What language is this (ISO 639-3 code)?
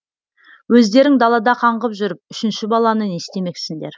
kaz